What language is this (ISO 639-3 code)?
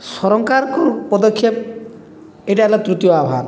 ori